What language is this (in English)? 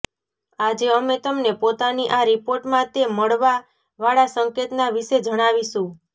Gujarati